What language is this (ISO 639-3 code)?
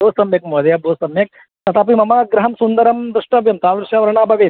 san